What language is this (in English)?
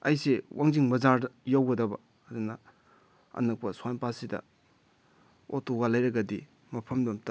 Manipuri